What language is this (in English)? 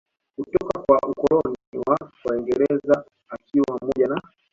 Swahili